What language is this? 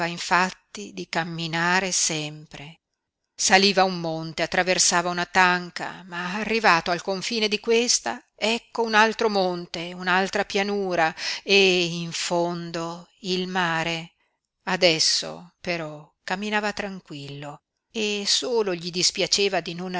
Italian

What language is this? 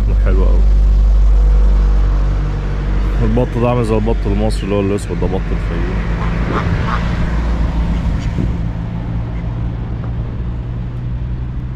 Arabic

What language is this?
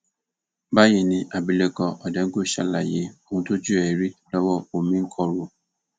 Yoruba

